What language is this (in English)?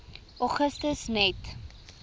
Afrikaans